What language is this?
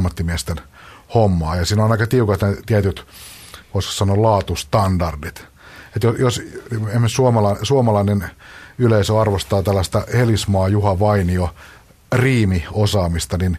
Finnish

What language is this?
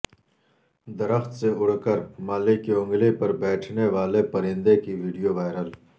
Urdu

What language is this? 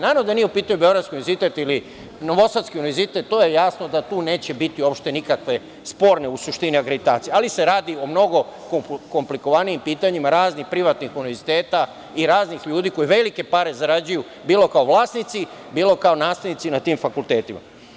Serbian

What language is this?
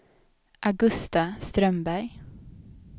Swedish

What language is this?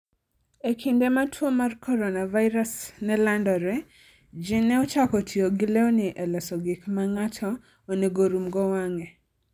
Luo (Kenya and Tanzania)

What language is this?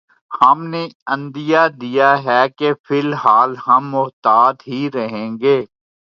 Urdu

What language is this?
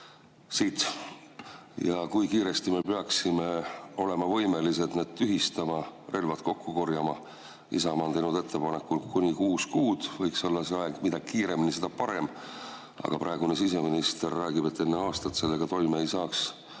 Estonian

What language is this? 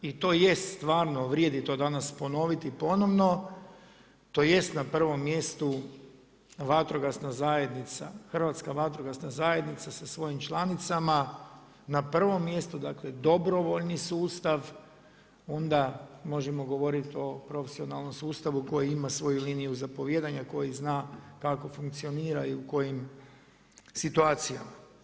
Croatian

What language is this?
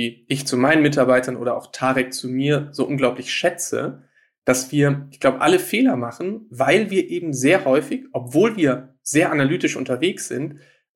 German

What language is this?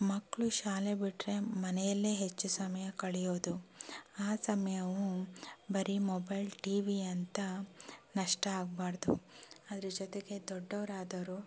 Kannada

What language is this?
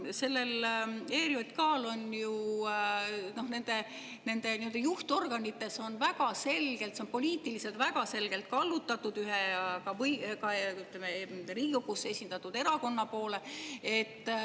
Estonian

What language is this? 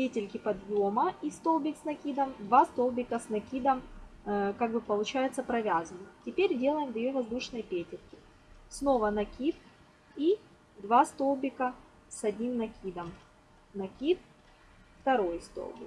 Russian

